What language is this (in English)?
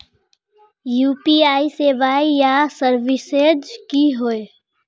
Magahi